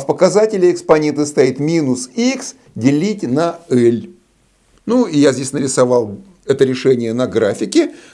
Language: Russian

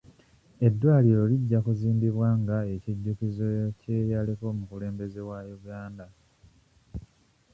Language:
Ganda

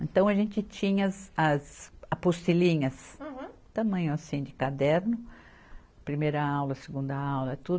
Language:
Portuguese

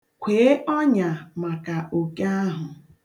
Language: Igbo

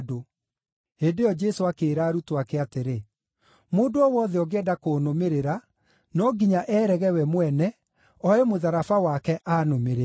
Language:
Kikuyu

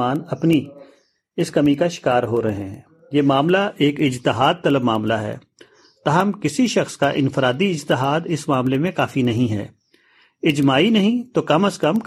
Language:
Urdu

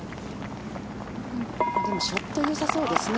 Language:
Japanese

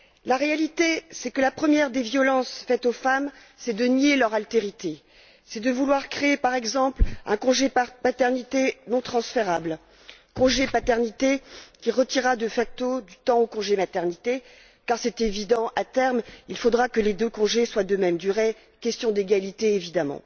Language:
French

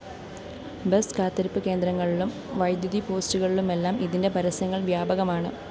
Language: Malayalam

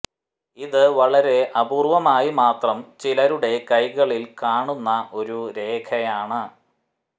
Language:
Malayalam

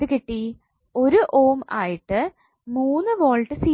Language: Malayalam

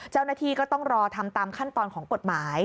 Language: Thai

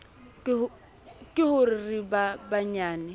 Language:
Southern Sotho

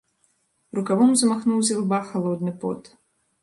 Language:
Belarusian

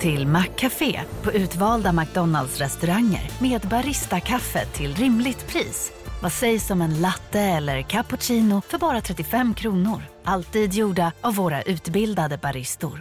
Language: Swedish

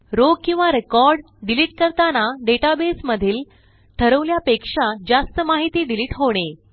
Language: Marathi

